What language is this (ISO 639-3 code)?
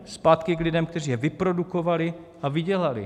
ces